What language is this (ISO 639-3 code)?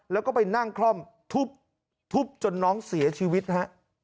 tha